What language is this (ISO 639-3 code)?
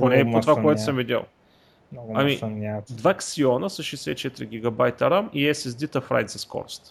bul